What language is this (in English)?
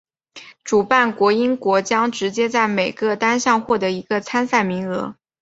Chinese